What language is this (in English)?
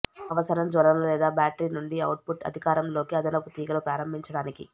Telugu